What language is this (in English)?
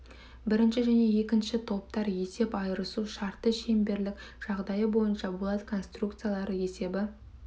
Kazakh